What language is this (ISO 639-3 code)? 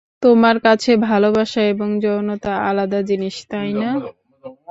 ben